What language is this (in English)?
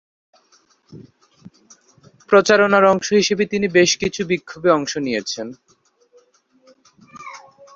Bangla